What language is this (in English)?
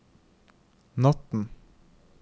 Norwegian